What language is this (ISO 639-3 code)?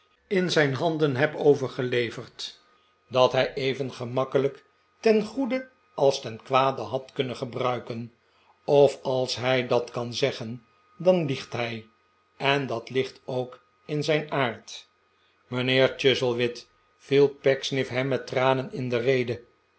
nld